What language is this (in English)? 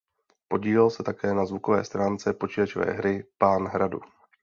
Czech